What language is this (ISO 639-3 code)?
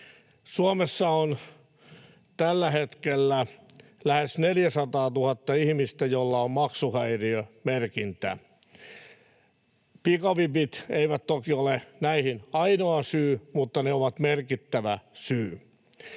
fin